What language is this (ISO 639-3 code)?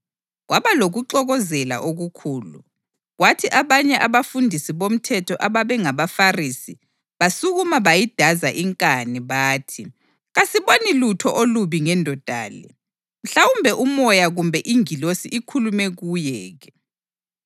nde